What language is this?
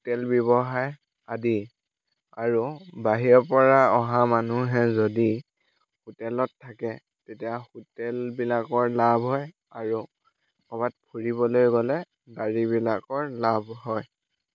Assamese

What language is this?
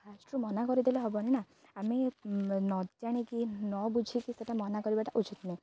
Odia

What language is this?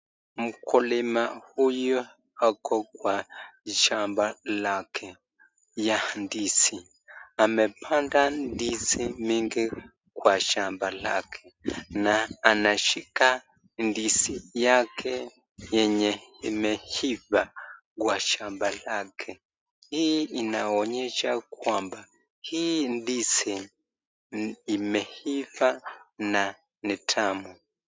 Swahili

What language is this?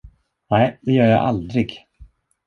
Swedish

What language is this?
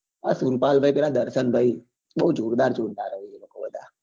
Gujarati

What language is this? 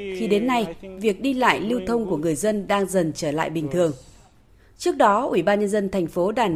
Vietnamese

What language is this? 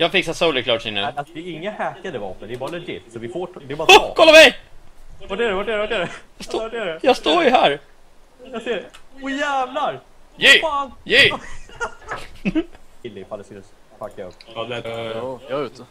Swedish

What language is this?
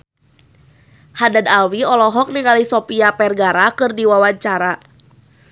Sundanese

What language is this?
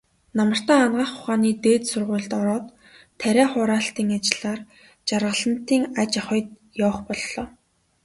Mongolian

